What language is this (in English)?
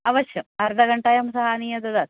Sanskrit